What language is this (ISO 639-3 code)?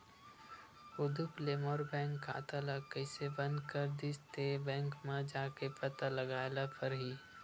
hne